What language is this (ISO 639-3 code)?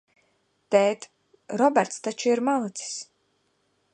lav